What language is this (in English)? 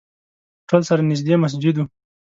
Pashto